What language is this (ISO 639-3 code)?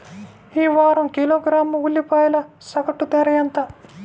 tel